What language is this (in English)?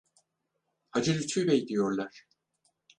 Turkish